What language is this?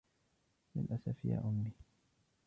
Arabic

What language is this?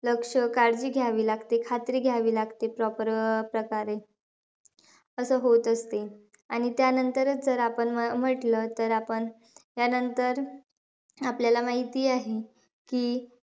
Marathi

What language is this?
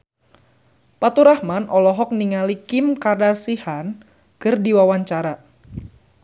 Sundanese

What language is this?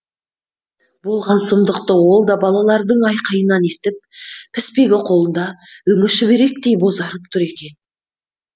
Kazakh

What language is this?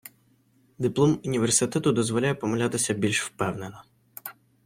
Ukrainian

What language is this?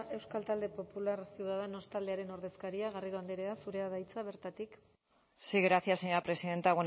Basque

